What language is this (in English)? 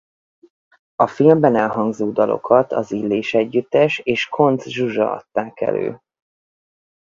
Hungarian